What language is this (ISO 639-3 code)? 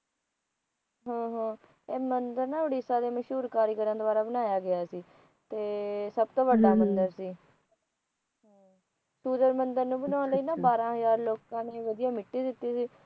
pan